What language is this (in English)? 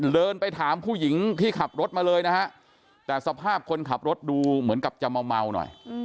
Thai